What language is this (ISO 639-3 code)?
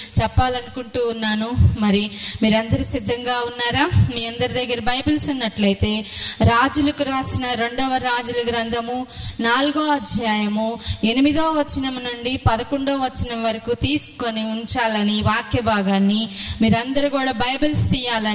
tel